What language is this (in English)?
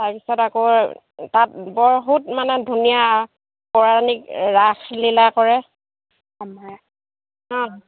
Assamese